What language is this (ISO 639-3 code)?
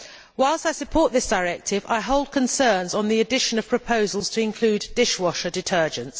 eng